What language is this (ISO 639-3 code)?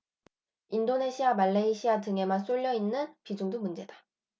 kor